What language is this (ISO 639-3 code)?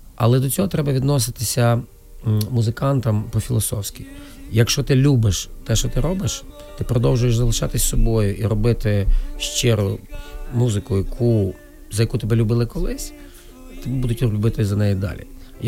ukr